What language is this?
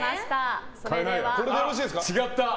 Japanese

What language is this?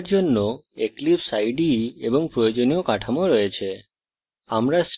Bangla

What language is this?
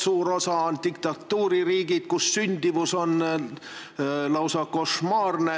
Estonian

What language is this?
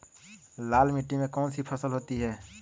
Magahi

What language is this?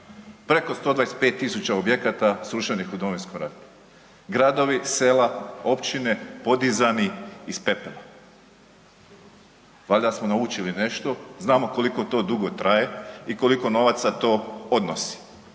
Croatian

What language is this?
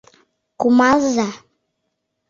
Mari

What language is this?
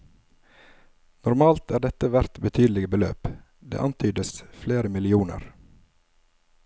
Norwegian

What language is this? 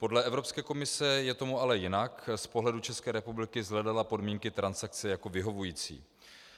Czech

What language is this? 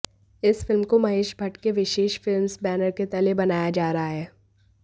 Hindi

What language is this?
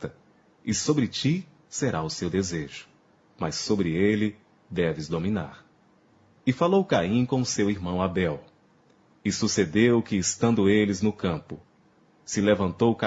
Portuguese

